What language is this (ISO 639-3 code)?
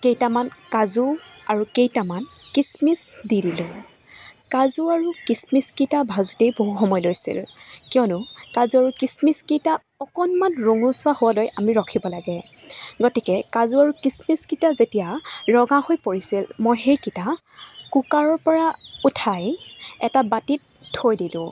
asm